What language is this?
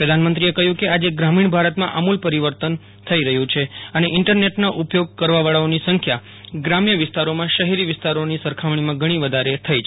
Gujarati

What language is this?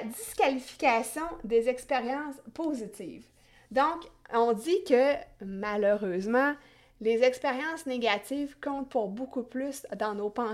French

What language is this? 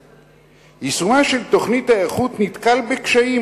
Hebrew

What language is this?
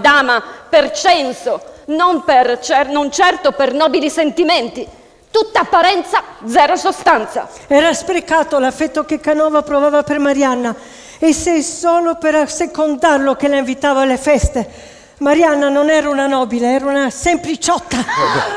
Italian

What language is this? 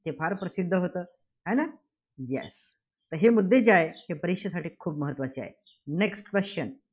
Marathi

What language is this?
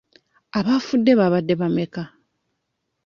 Ganda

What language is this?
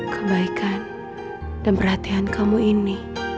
Indonesian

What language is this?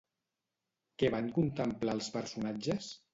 Catalan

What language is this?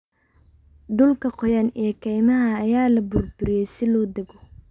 Somali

